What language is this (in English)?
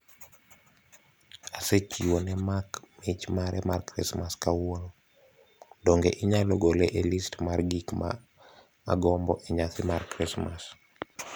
Luo (Kenya and Tanzania)